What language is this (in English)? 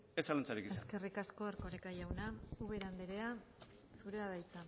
Basque